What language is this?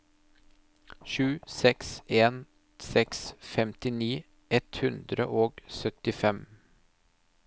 Norwegian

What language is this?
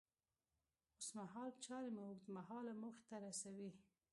Pashto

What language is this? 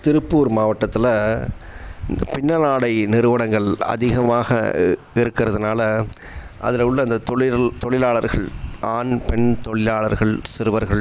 Tamil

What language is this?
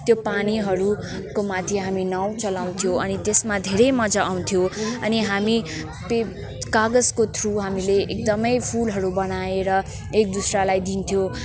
Nepali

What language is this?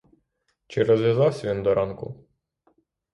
Ukrainian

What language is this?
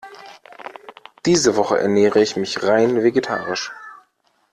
German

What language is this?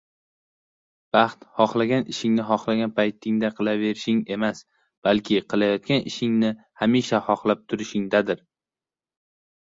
Uzbek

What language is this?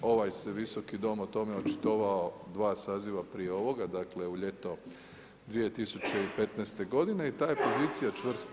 Croatian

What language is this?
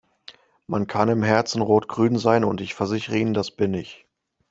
German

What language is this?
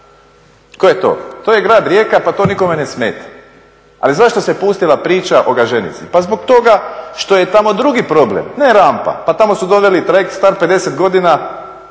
Croatian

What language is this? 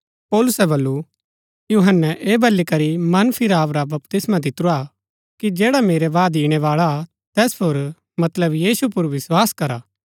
Gaddi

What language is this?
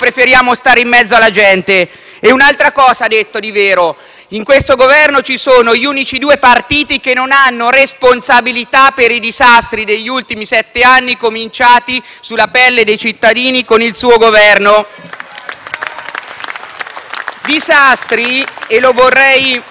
Italian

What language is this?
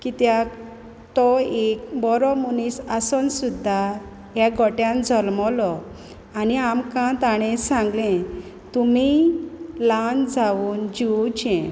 Konkani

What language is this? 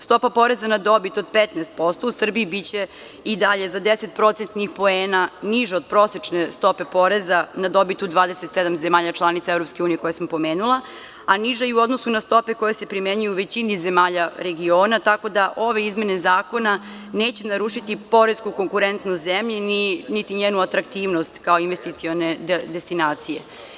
Serbian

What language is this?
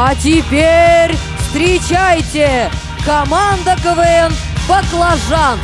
Russian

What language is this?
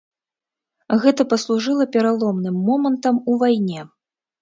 Belarusian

